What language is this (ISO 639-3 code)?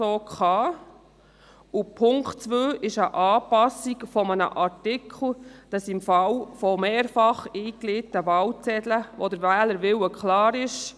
gsw